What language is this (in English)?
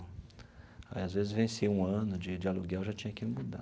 Portuguese